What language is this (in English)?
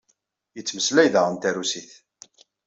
Kabyle